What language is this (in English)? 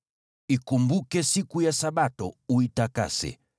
Swahili